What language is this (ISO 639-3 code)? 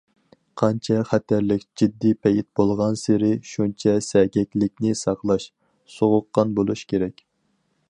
uig